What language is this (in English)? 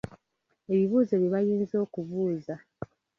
Ganda